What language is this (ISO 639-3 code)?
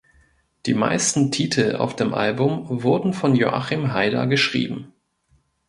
deu